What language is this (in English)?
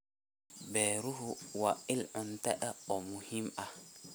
Somali